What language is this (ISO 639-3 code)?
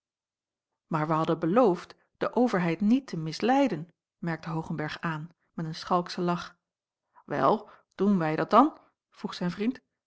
nld